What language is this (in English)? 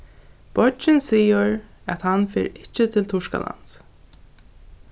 Faroese